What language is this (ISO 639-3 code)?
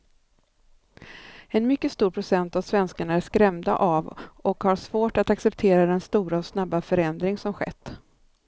swe